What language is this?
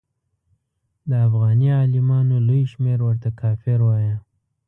Pashto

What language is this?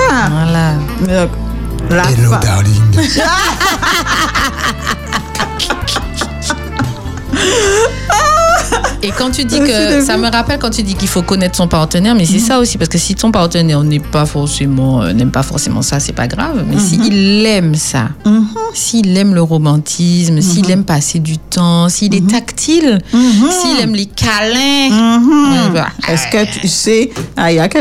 French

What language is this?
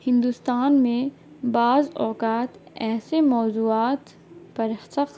Urdu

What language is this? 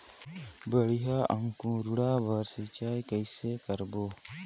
Chhattisgarhi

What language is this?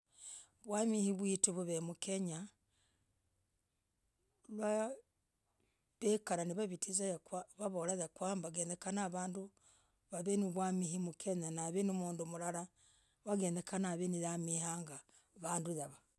Logooli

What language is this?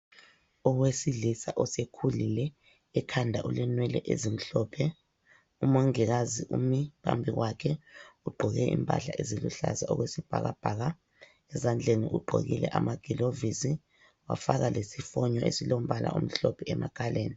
North Ndebele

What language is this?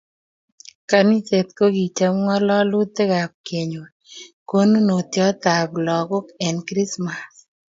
Kalenjin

